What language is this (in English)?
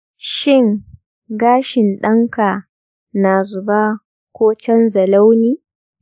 Hausa